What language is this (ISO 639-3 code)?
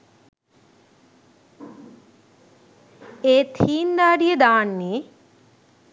sin